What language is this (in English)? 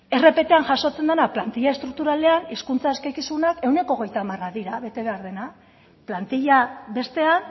Basque